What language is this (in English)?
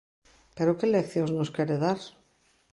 Galician